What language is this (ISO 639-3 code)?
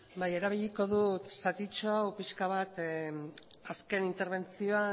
eus